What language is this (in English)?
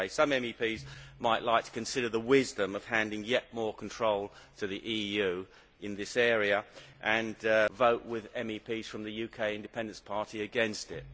English